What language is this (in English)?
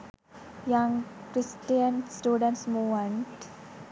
Sinhala